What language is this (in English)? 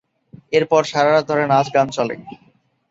Bangla